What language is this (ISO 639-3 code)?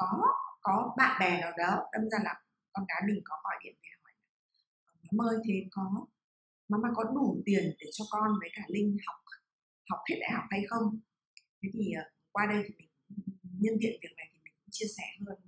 vie